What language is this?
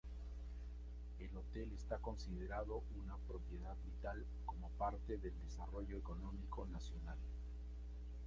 Spanish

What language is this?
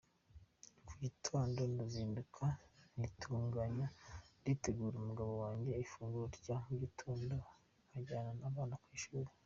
Kinyarwanda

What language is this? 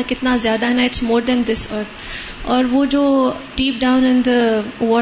Urdu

